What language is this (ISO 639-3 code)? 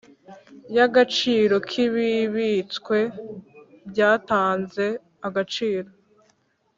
kin